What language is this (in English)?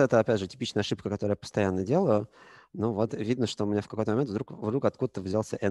Russian